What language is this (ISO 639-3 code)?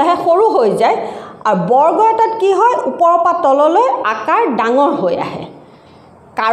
eng